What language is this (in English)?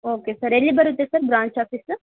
Kannada